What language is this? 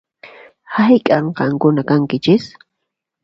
Puno Quechua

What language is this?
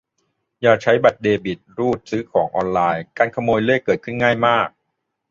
Thai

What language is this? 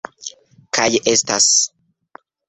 Esperanto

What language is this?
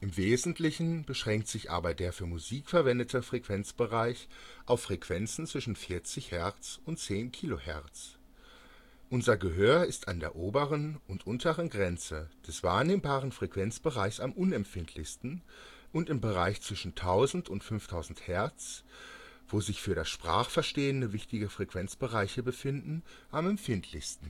German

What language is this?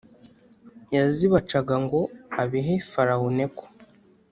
Kinyarwanda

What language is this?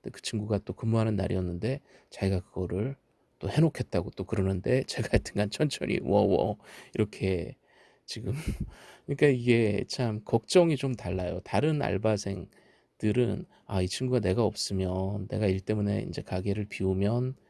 Korean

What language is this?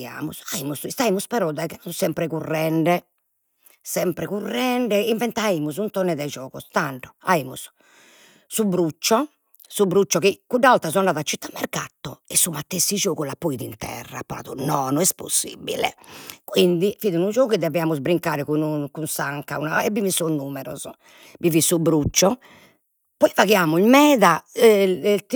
Sardinian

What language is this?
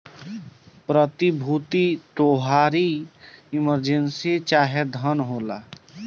Bhojpuri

